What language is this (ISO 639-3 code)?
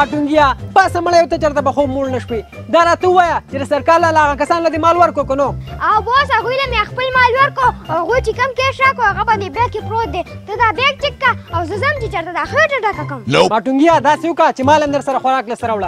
ara